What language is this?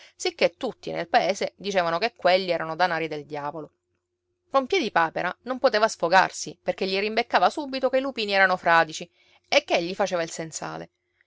Italian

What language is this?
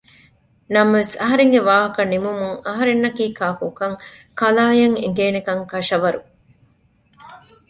Divehi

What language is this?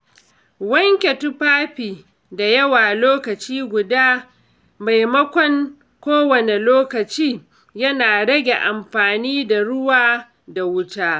Hausa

